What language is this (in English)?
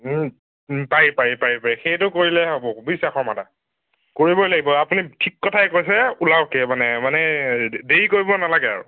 Assamese